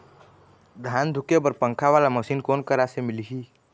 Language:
Chhattisgarhi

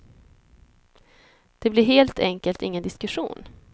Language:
Swedish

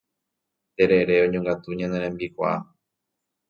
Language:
Guarani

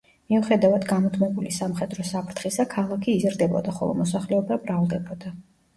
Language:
Georgian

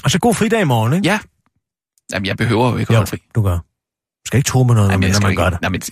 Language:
Danish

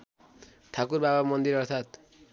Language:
Nepali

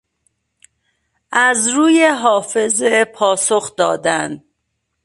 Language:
Persian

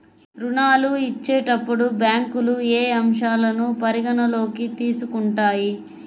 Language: Telugu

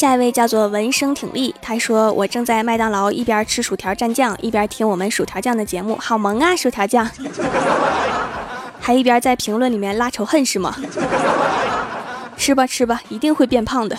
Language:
Chinese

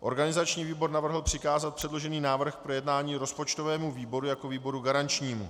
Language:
Czech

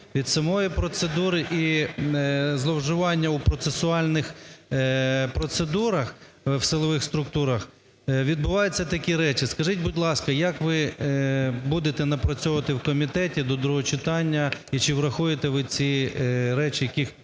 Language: Ukrainian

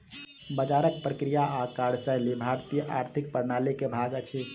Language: Maithili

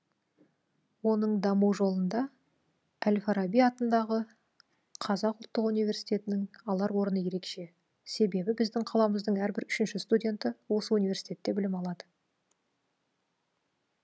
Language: Kazakh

